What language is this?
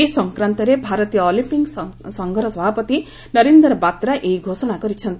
Odia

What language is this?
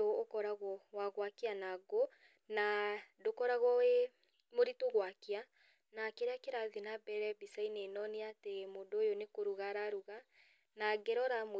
Kikuyu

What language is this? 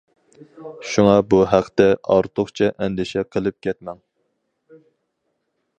Uyghur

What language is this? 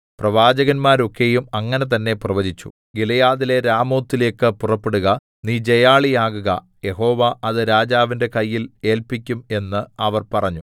Malayalam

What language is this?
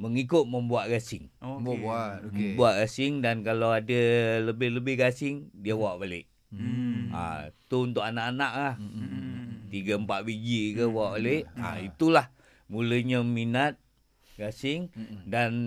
Malay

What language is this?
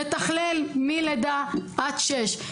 Hebrew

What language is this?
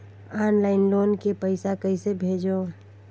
Chhattisgarhi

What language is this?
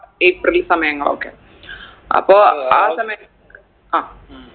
Malayalam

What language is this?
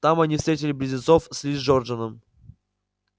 Russian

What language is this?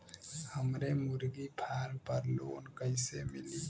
Bhojpuri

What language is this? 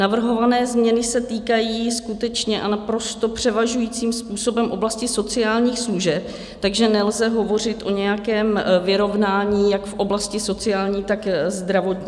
Czech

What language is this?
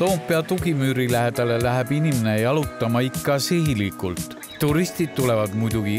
Finnish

